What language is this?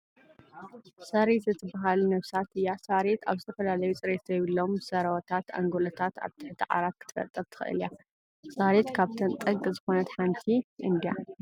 Tigrinya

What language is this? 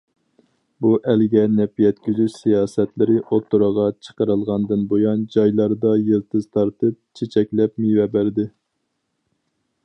Uyghur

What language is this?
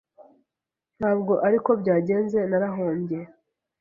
Kinyarwanda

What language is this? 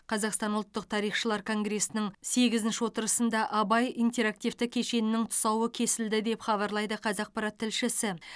Kazakh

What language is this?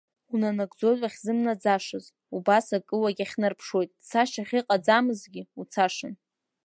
Abkhazian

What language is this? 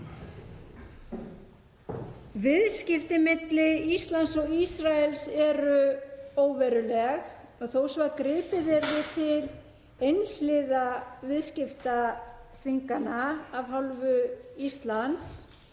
Icelandic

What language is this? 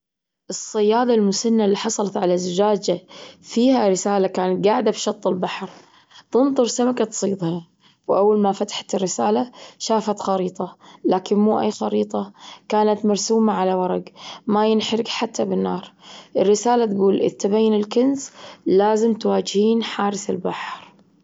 Gulf Arabic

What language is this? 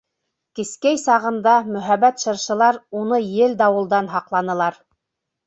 Bashkir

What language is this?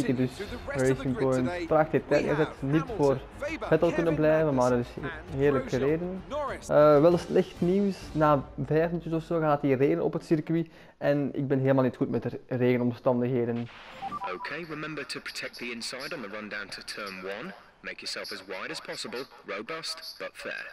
Dutch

